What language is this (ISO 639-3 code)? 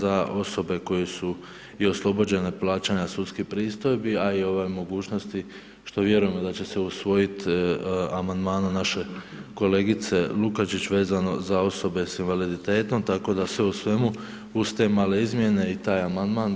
hrv